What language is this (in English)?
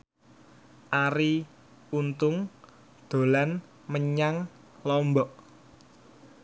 Javanese